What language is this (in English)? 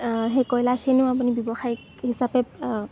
Assamese